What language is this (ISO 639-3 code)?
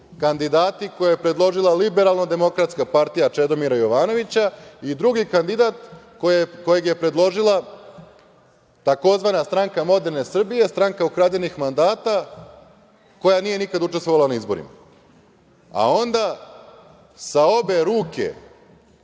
srp